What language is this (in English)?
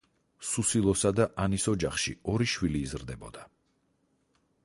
Georgian